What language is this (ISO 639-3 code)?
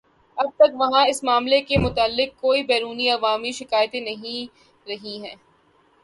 urd